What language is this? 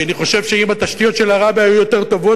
Hebrew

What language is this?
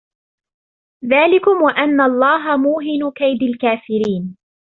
Arabic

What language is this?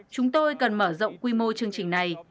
Vietnamese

